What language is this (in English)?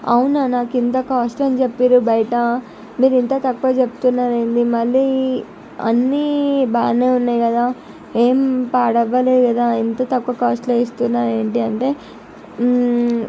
Telugu